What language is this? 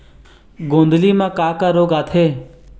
Chhattisgarhi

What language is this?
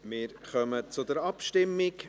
Swiss German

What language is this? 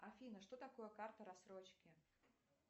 Russian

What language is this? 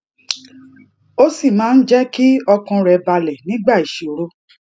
Yoruba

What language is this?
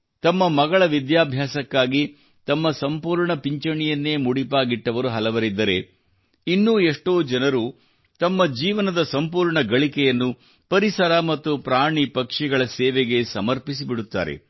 Kannada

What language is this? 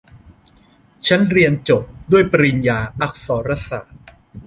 Thai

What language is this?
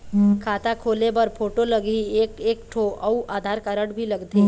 Chhattisgarhi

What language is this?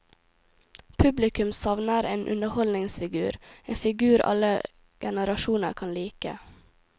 Norwegian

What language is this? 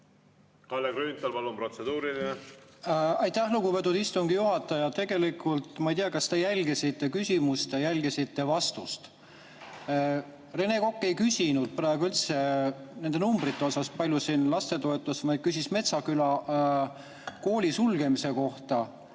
Estonian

